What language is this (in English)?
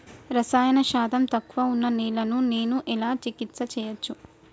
Telugu